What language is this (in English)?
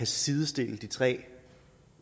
Danish